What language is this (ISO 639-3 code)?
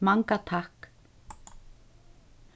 fao